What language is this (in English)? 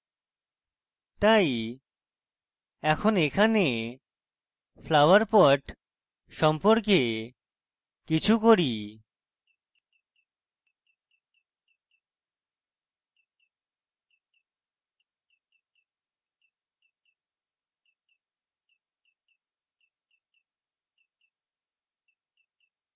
Bangla